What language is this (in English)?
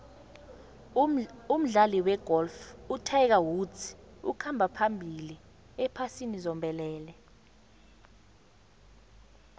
South Ndebele